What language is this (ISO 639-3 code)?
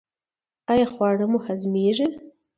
pus